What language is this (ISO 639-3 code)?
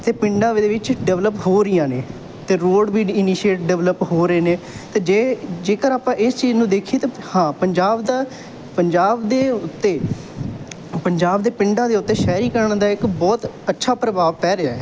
pan